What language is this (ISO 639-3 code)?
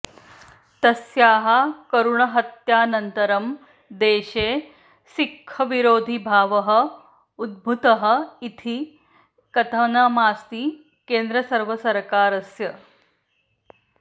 san